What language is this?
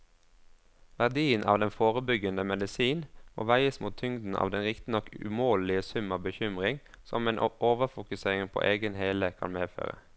Norwegian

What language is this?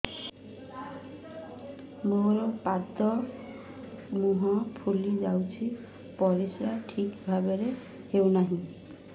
Odia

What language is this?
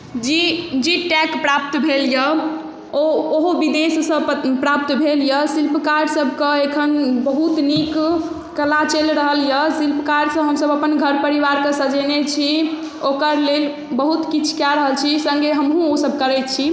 Maithili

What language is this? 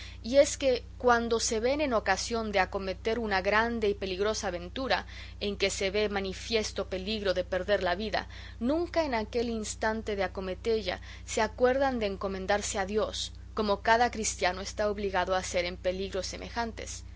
Spanish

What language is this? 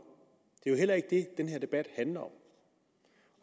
Danish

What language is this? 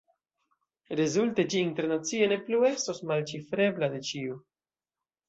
Esperanto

